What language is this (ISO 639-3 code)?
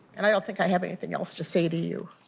eng